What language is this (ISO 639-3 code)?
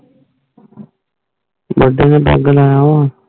pan